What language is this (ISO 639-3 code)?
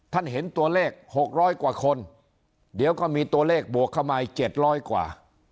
tha